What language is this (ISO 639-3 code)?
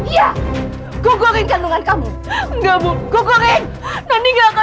ind